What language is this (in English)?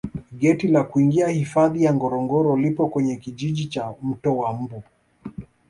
Swahili